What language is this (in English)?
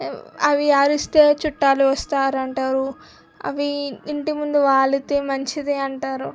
Telugu